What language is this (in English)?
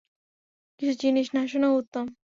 Bangla